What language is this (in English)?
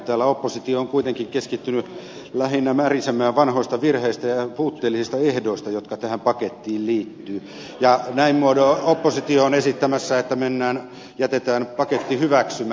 Finnish